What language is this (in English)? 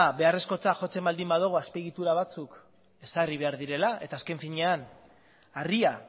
Basque